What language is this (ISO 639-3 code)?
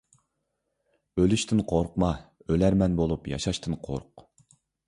uig